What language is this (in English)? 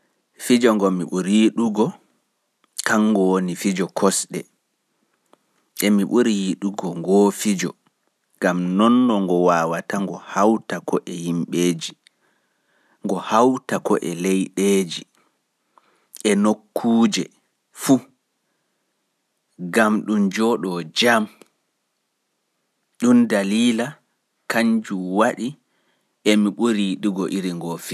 Fula